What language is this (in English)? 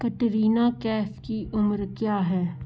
Hindi